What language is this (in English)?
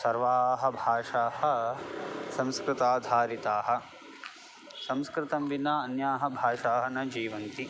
Sanskrit